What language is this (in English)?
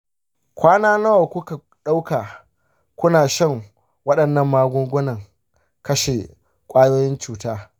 Hausa